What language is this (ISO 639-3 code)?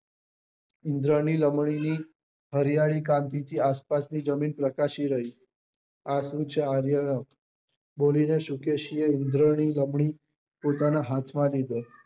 guj